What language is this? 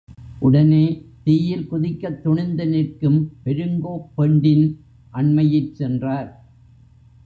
Tamil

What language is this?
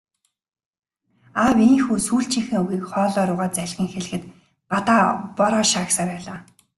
Mongolian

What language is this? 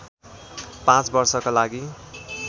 Nepali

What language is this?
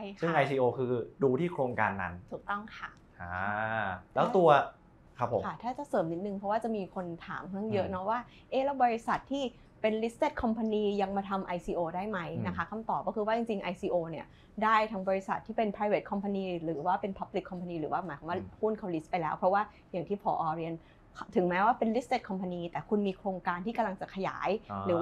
Thai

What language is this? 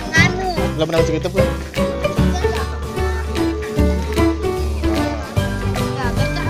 Indonesian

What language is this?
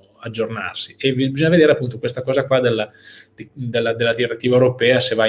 Italian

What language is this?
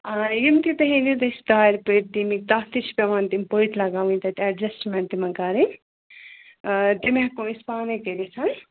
Kashmiri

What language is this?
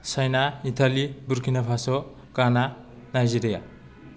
Bodo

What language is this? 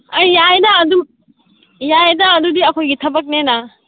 Manipuri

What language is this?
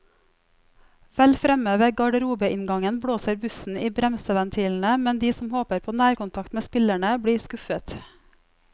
Norwegian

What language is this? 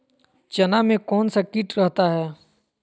Magahi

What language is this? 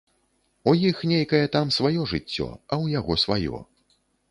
Belarusian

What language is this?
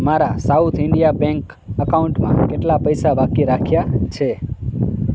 Gujarati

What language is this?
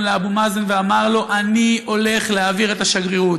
Hebrew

